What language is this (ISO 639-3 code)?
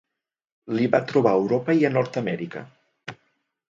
cat